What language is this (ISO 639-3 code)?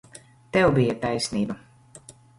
lav